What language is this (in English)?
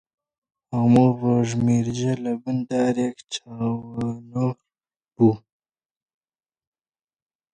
Central Kurdish